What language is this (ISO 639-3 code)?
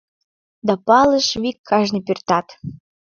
chm